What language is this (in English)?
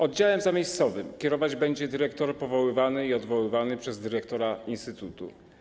Polish